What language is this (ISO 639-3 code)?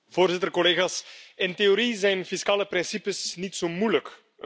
nld